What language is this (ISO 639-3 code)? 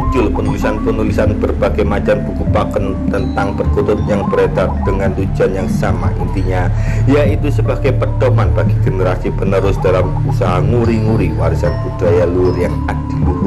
ind